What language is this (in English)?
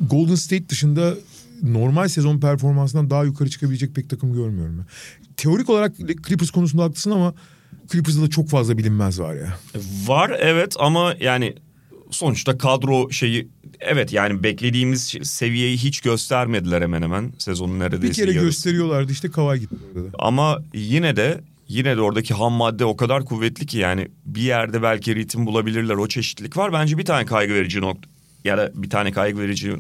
Turkish